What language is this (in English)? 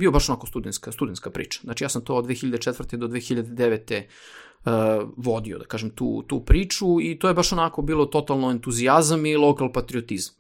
Croatian